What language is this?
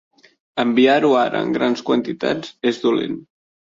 Catalan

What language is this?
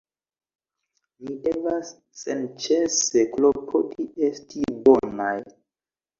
Esperanto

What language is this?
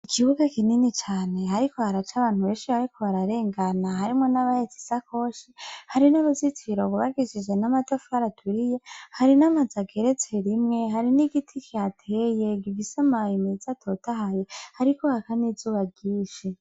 Rundi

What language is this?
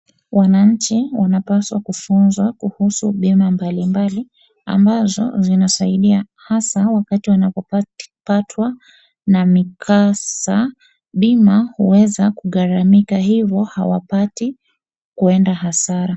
Swahili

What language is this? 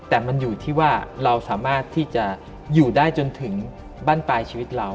Thai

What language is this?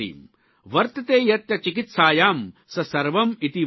Gujarati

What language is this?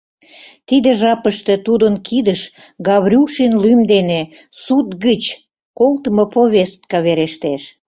Mari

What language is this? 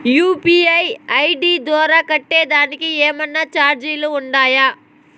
Telugu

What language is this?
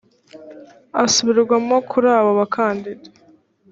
Kinyarwanda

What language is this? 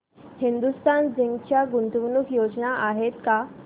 Marathi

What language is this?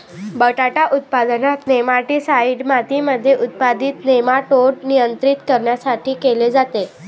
Marathi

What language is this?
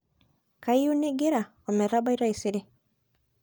Masai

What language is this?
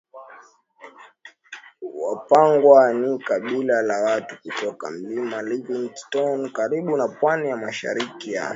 Swahili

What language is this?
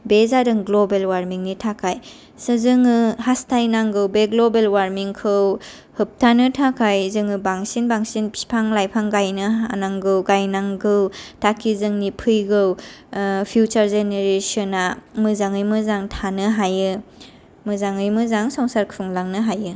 Bodo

